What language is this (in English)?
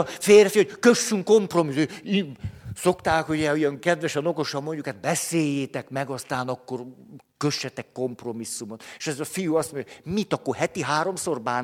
Hungarian